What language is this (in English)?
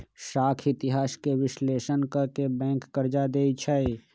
Magahi